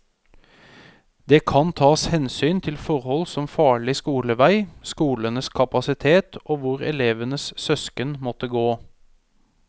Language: Norwegian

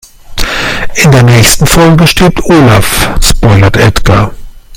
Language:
German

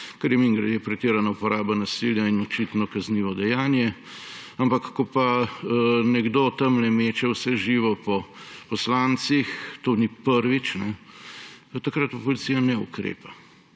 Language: Slovenian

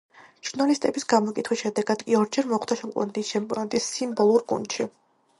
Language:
Georgian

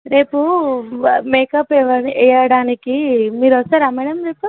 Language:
Telugu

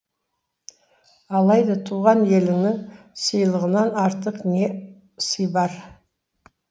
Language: Kazakh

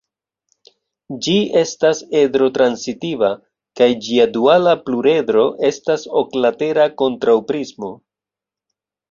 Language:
Esperanto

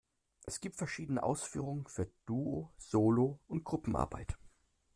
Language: German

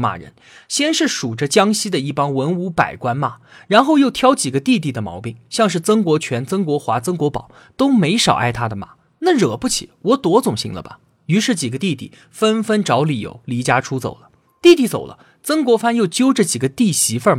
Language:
Chinese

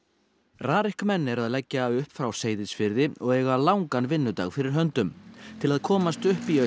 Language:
Icelandic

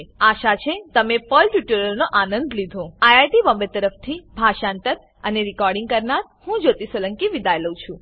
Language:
Gujarati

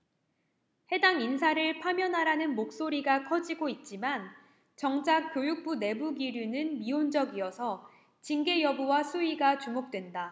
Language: Korean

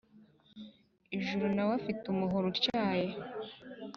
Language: Kinyarwanda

